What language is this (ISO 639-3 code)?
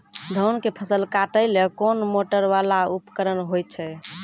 mai